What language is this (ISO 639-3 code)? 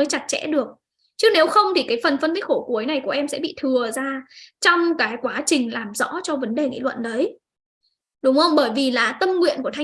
vie